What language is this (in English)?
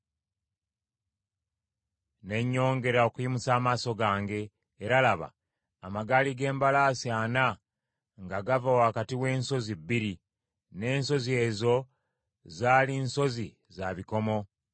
Ganda